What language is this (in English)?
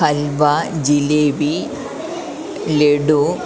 Malayalam